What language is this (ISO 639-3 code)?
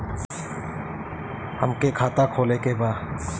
bho